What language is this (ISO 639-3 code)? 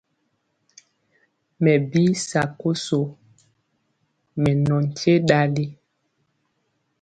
mcx